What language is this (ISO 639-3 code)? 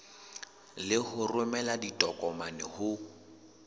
sot